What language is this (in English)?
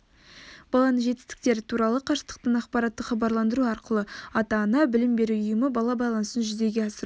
Kazakh